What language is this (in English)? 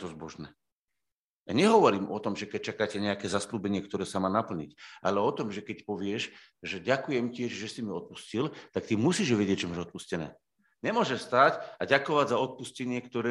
Slovak